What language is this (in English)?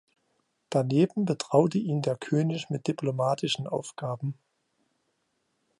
German